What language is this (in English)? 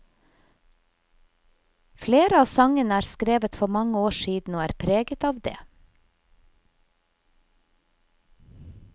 Norwegian